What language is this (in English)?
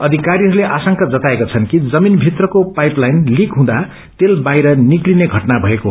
Nepali